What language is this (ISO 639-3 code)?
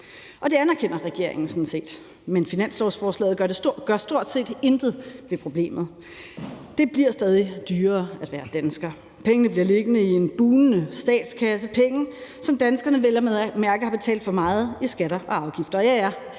dan